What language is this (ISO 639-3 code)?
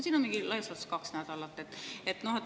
est